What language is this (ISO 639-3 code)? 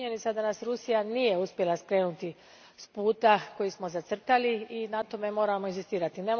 hrv